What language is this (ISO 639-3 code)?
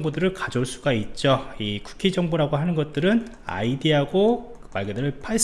kor